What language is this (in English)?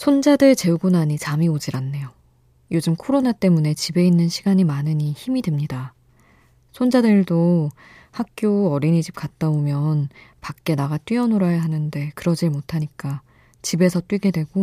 Korean